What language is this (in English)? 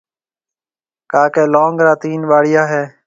Marwari (Pakistan)